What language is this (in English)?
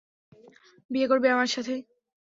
Bangla